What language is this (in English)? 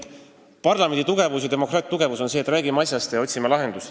Estonian